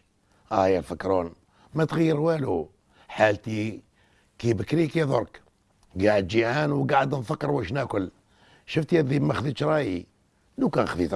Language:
Arabic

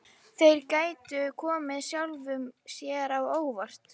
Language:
Icelandic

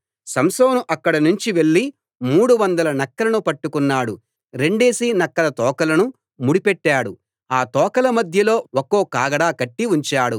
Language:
Telugu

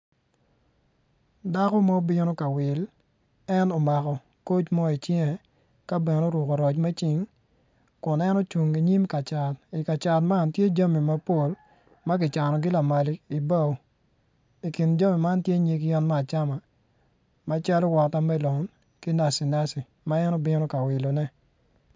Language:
Acoli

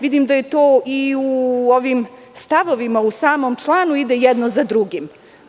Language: Serbian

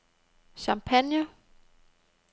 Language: Danish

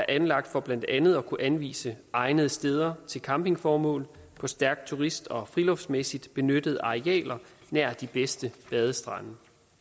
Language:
Danish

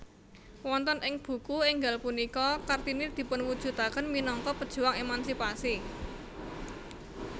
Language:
Javanese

